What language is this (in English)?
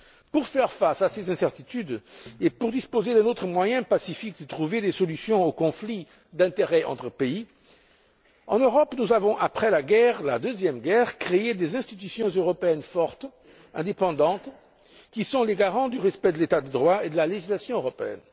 French